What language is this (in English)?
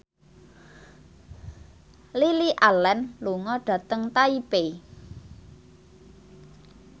Javanese